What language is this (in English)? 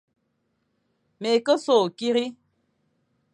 Fang